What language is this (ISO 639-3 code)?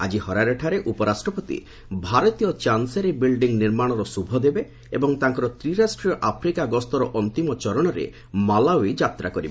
ori